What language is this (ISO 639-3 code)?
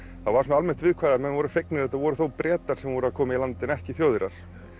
isl